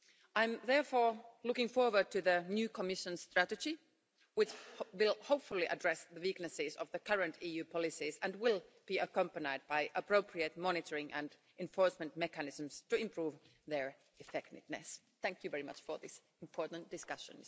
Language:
English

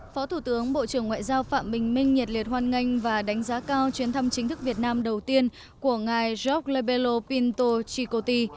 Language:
Vietnamese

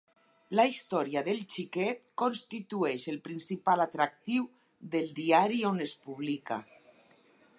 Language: Catalan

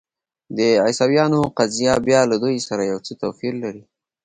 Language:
Pashto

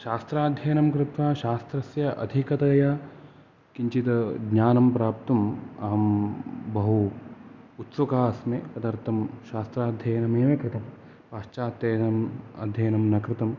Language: Sanskrit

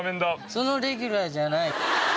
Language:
Japanese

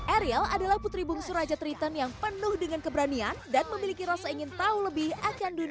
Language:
Indonesian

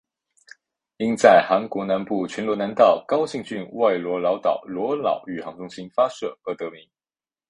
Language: Chinese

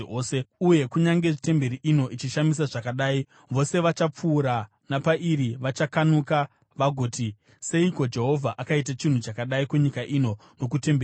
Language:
Shona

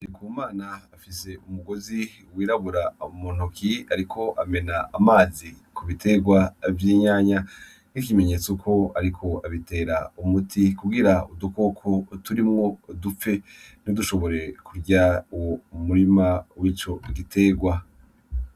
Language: Rundi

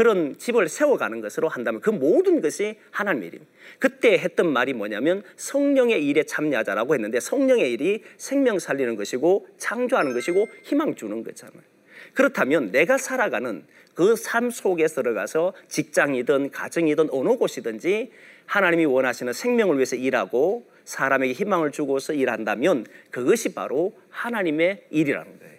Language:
Korean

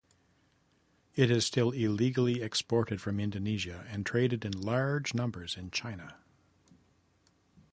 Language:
English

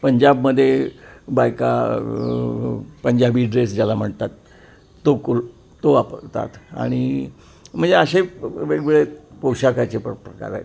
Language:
Marathi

